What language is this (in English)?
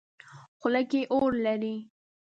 Pashto